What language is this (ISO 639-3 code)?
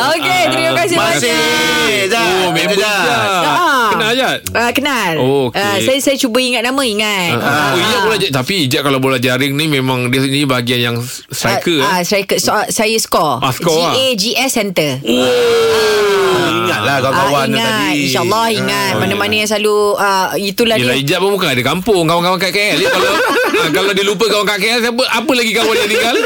msa